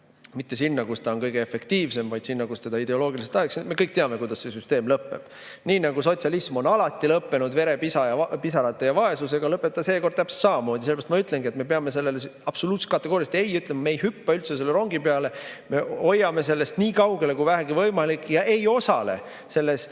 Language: Estonian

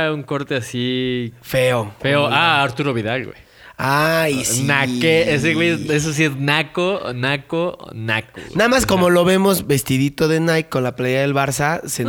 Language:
Spanish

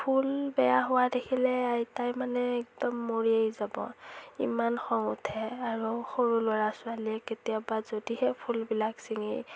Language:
Assamese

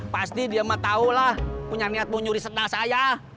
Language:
Indonesian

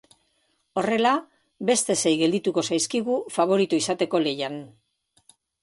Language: Basque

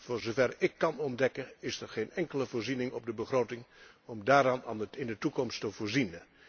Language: Dutch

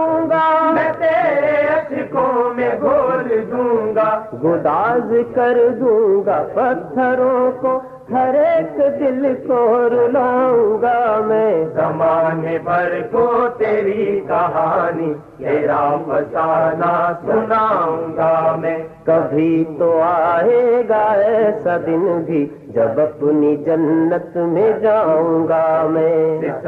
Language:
Urdu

